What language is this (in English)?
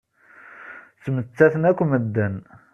Kabyle